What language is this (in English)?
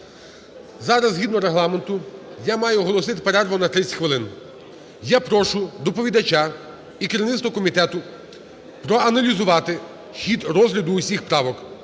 Ukrainian